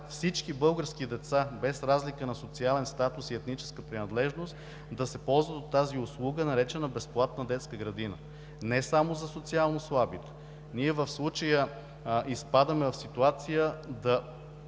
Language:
Bulgarian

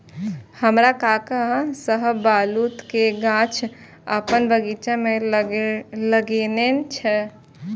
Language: Maithili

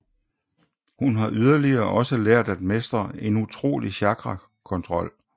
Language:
Danish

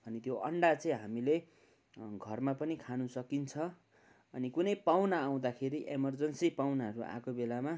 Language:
Nepali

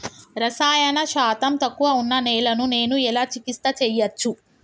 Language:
Telugu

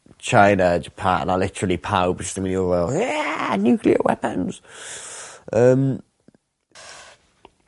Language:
Welsh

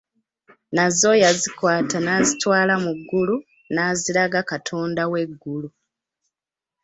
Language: Ganda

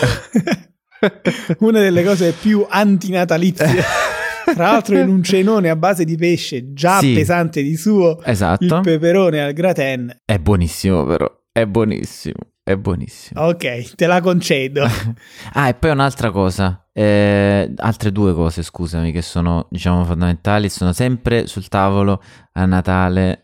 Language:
Italian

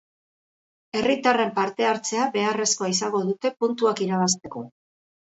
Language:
Basque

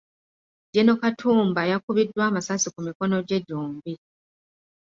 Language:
Ganda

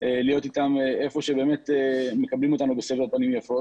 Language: Hebrew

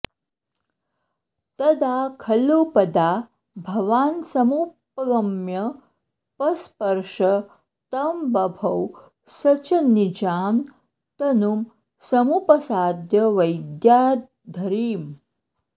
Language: Sanskrit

